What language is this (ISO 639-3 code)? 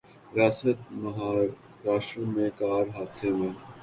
urd